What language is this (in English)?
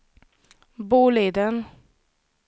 Swedish